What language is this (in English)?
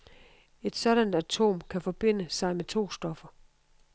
Danish